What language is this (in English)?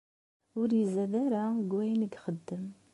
Kabyle